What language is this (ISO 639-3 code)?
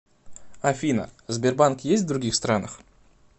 rus